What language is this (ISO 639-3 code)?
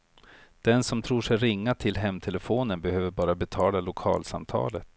swe